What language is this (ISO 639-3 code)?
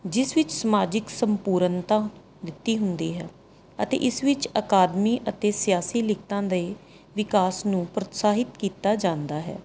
pan